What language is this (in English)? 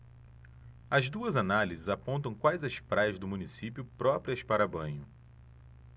Portuguese